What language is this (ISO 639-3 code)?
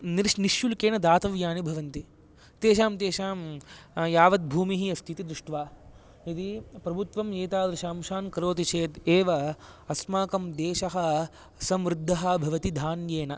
san